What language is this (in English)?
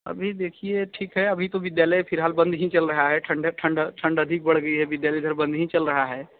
Hindi